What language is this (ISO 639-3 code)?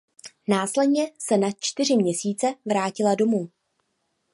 ces